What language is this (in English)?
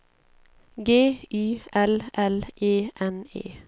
Swedish